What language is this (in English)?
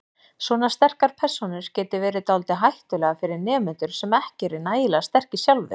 Icelandic